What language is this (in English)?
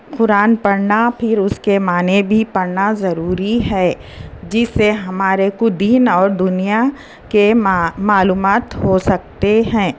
Urdu